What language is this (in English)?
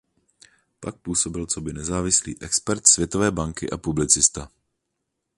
Czech